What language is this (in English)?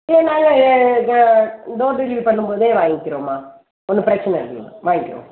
Tamil